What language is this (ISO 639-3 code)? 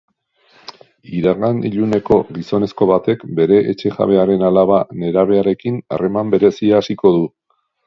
eus